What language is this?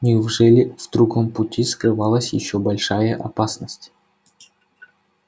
Russian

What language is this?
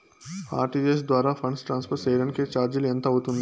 Telugu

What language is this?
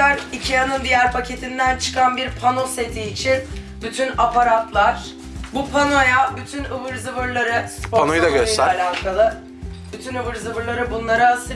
Turkish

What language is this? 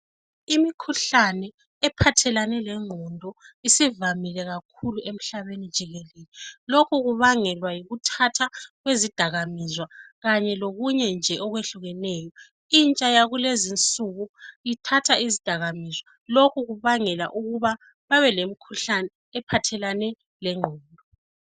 North Ndebele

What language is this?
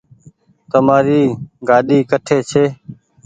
Goaria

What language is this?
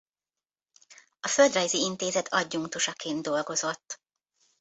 Hungarian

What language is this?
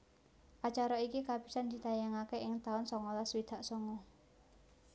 Javanese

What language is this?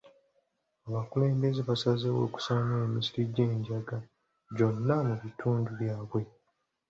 Ganda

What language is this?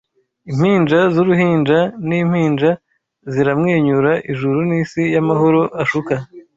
Kinyarwanda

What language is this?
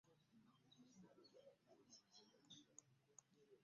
Ganda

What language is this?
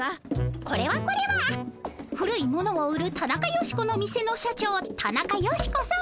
Japanese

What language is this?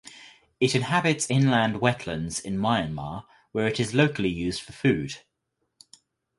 English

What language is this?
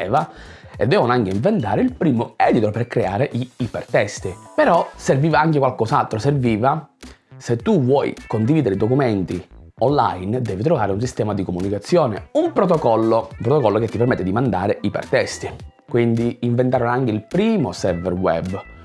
Italian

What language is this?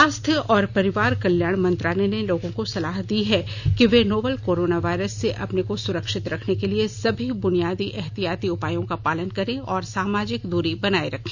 Hindi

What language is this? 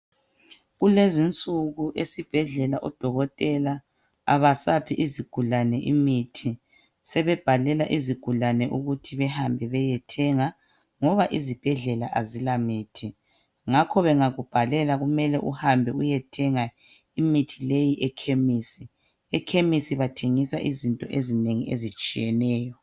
North Ndebele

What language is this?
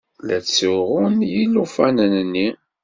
Kabyle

